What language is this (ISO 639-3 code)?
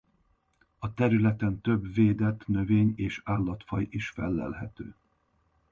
hun